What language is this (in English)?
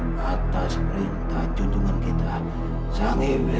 Indonesian